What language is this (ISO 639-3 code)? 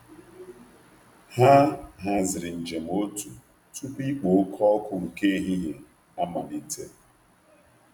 ibo